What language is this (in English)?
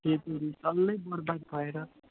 Nepali